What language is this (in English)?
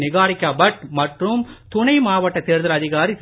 Tamil